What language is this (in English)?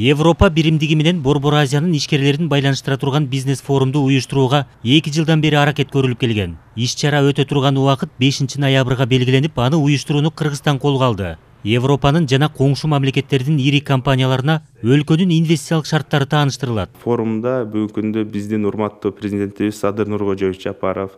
Turkish